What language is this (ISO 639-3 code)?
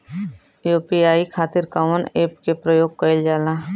bho